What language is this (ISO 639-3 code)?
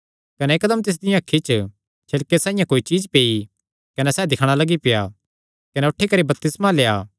xnr